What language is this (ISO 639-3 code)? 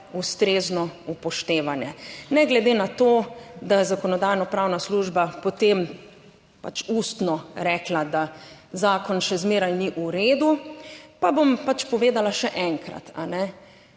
slv